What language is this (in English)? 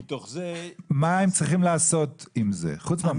Hebrew